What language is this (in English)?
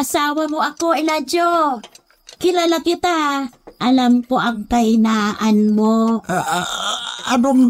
Filipino